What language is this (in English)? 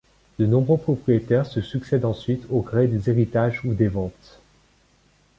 French